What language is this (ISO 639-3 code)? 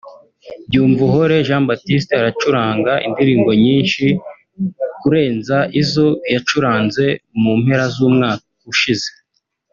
kin